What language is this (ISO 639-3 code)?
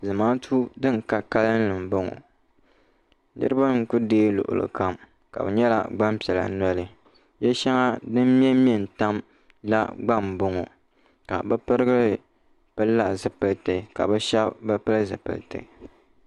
dag